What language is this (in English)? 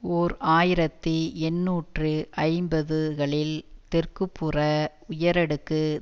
Tamil